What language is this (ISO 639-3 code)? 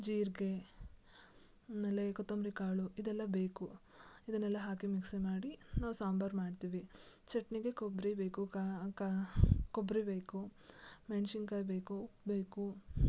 kan